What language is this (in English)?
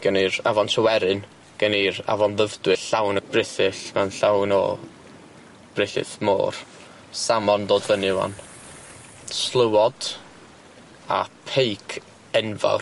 Welsh